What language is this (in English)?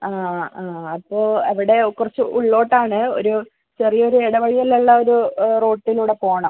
Malayalam